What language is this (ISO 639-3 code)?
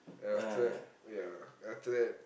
eng